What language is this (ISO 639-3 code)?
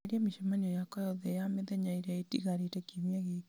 kik